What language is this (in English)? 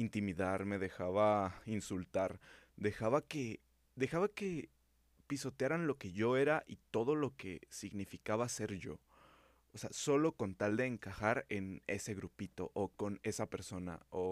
Spanish